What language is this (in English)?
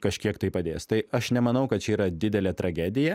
Lithuanian